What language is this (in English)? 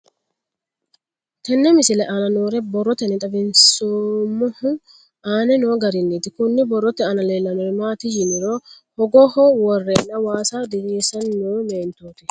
Sidamo